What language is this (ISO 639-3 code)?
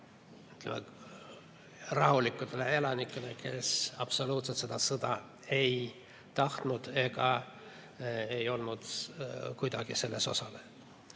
est